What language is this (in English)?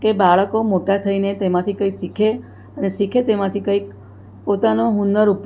Gujarati